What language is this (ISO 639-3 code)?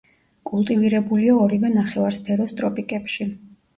kat